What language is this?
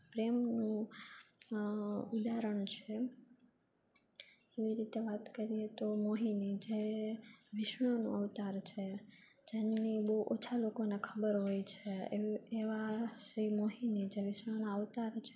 Gujarati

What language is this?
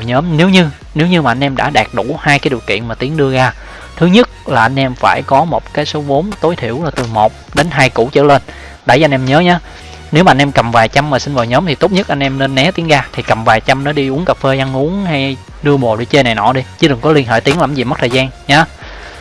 Vietnamese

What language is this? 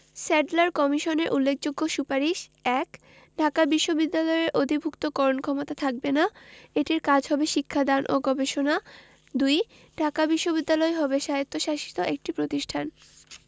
Bangla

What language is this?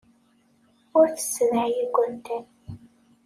Kabyle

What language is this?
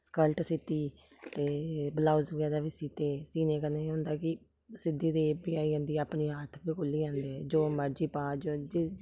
Dogri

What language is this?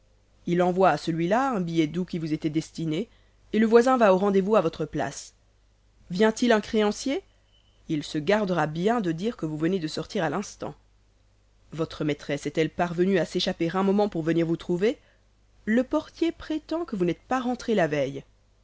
French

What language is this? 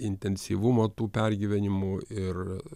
Lithuanian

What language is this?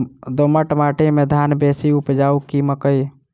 Maithili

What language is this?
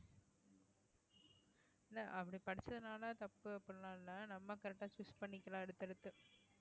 Tamil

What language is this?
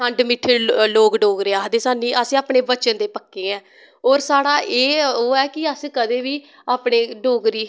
Dogri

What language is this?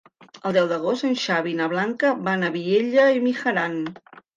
Catalan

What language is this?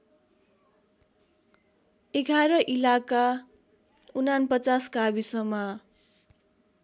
Nepali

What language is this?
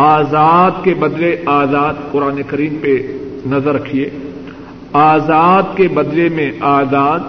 Urdu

